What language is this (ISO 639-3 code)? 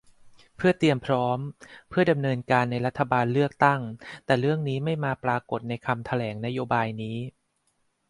tha